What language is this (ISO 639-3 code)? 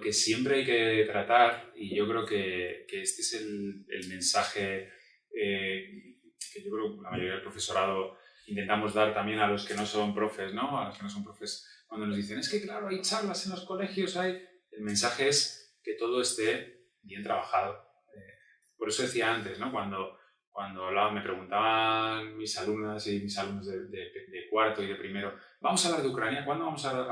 spa